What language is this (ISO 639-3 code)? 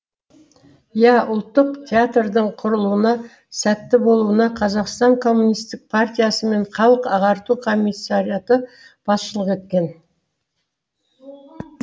kaz